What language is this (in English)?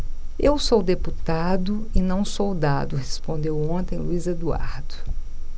Portuguese